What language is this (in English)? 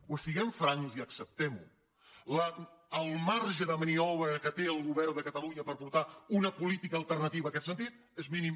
Catalan